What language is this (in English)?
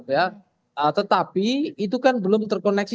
Indonesian